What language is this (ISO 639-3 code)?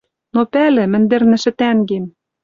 mrj